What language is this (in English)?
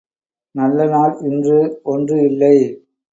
Tamil